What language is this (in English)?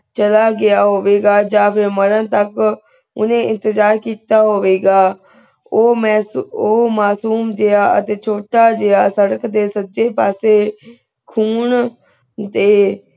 Punjabi